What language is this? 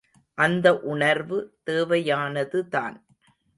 Tamil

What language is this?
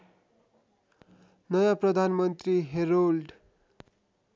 Nepali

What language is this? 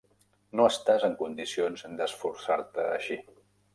Catalan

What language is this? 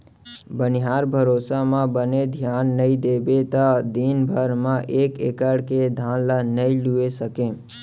Chhattisgarhi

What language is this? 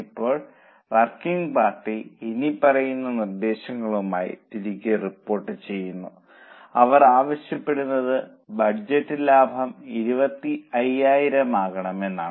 Malayalam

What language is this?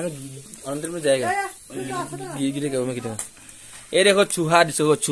Hindi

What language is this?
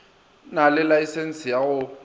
Northern Sotho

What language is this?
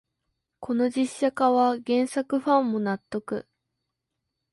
Japanese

